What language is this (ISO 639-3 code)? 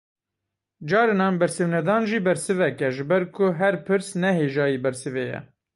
kur